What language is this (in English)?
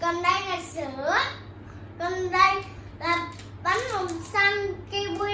Vietnamese